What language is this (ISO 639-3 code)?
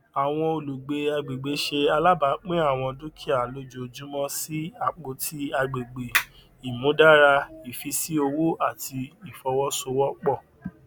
yor